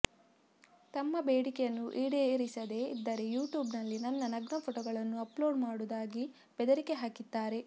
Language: Kannada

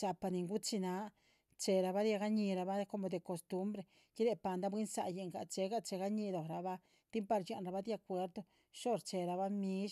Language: Chichicapan Zapotec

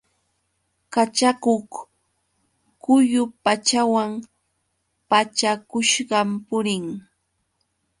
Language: Yauyos Quechua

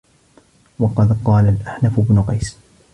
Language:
Arabic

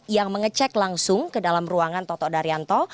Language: Indonesian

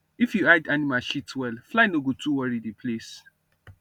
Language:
Nigerian Pidgin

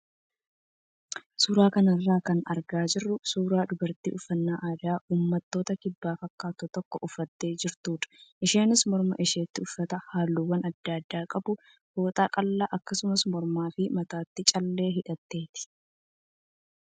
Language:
Oromo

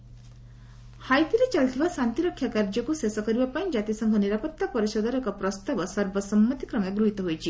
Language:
Odia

